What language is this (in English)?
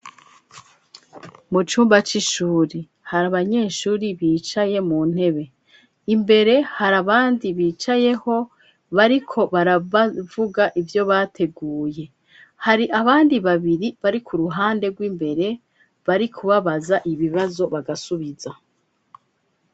Rundi